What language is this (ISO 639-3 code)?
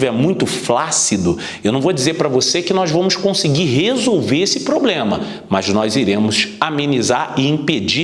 por